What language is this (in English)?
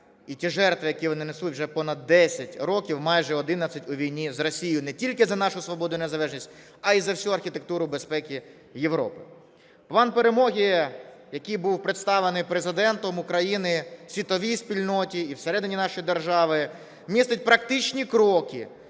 Ukrainian